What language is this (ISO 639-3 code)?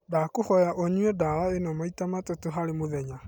kik